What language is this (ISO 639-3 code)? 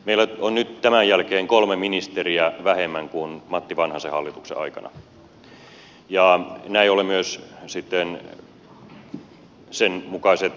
fin